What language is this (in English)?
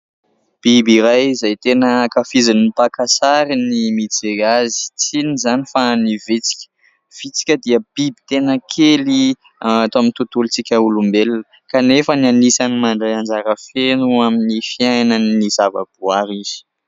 Malagasy